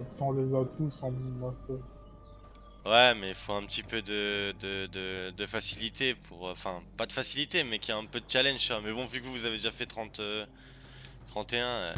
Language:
French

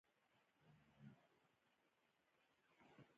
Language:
Pashto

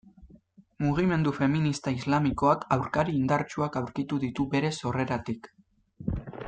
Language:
Basque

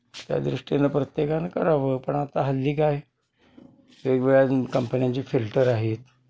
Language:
Marathi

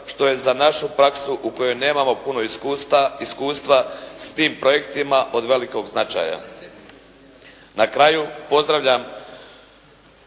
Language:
Croatian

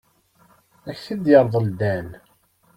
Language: Kabyle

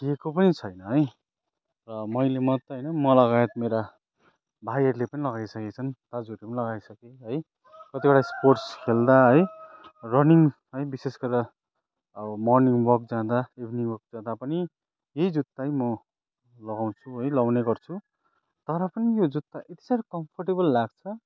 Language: Nepali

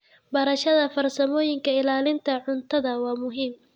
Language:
Somali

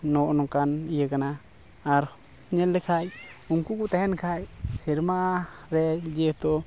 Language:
Santali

